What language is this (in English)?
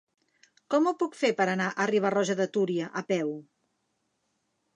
Catalan